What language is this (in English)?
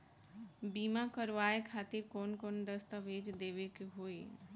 Bhojpuri